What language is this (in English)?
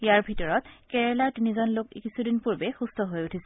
Assamese